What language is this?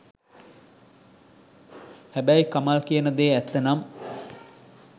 Sinhala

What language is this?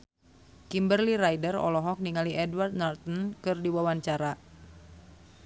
Sundanese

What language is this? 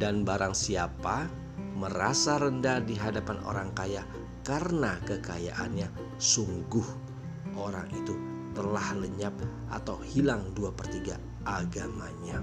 Indonesian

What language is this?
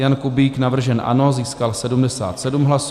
Czech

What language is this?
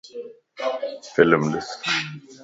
Lasi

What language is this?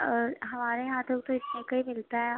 Urdu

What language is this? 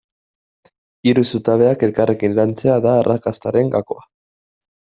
Basque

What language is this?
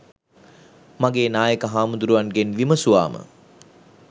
Sinhala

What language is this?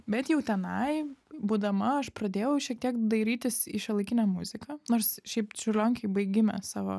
Lithuanian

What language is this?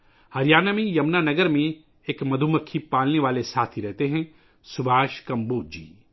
Urdu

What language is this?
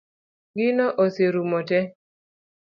Luo (Kenya and Tanzania)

